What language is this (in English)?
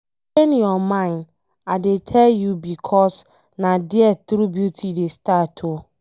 Nigerian Pidgin